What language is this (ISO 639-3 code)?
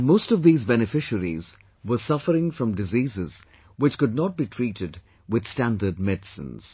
eng